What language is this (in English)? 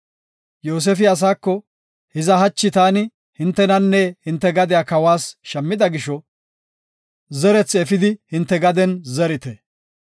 Gofa